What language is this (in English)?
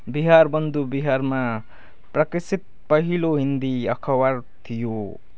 Nepali